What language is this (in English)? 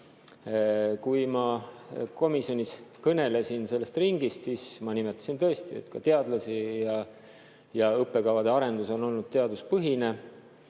Estonian